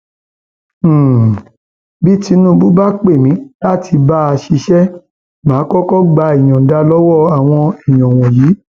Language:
Yoruba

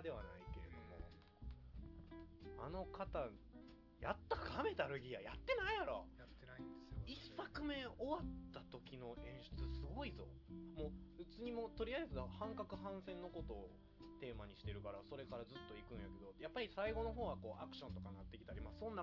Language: Japanese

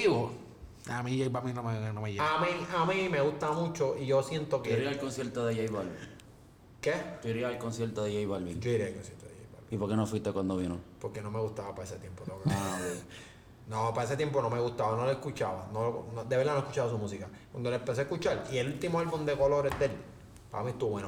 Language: Spanish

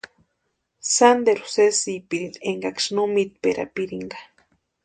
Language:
Western Highland Purepecha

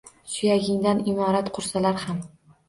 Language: Uzbek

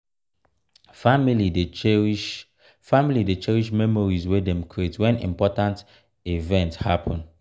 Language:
Nigerian Pidgin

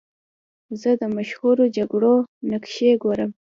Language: Pashto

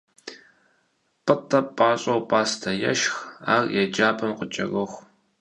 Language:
Kabardian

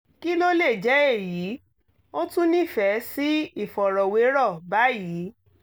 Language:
Yoruba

